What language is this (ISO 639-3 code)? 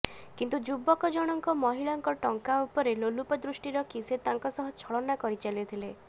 ori